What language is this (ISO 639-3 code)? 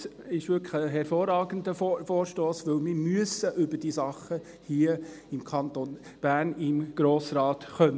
gsw